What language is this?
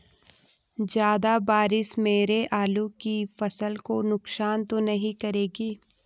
Hindi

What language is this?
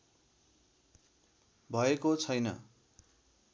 Nepali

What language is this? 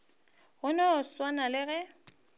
Northern Sotho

